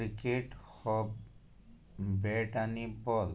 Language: Konkani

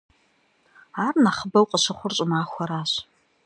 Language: Kabardian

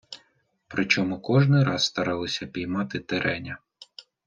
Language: Ukrainian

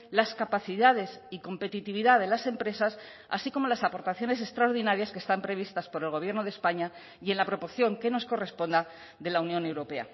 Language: Spanish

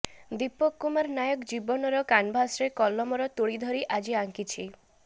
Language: Odia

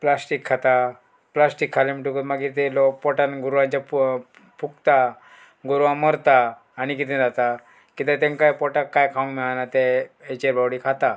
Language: Konkani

